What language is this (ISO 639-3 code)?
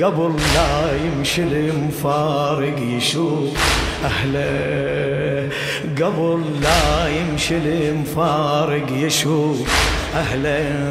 ara